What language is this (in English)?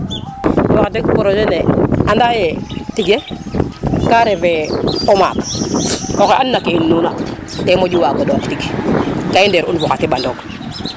Serer